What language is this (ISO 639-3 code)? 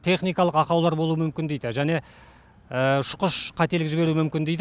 kaz